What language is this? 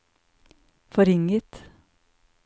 Norwegian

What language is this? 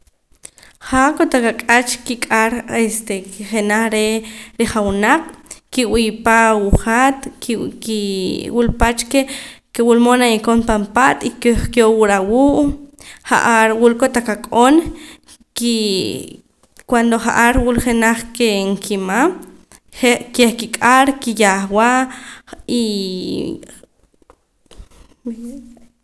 Poqomam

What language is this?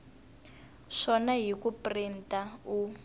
Tsonga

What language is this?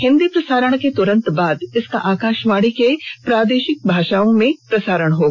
Hindi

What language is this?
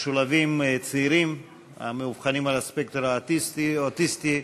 Hebrew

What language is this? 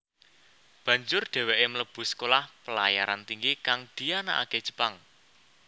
Javanese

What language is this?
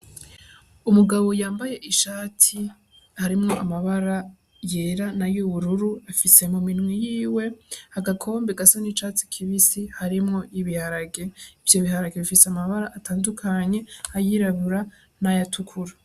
Rundi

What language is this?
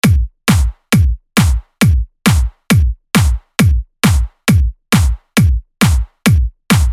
Vietnamese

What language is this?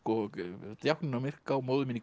Icelandic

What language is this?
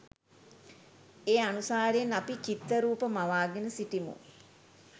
Sinhala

